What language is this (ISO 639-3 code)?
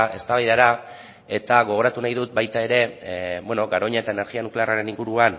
eus